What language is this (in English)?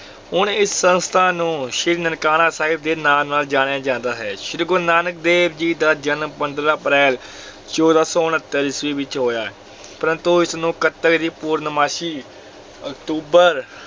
Punjabi